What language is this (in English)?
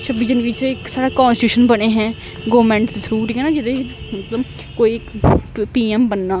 Dogri